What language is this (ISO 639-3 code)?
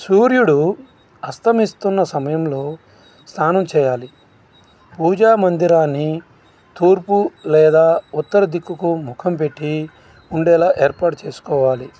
tel